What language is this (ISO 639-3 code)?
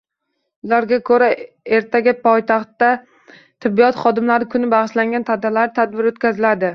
uzb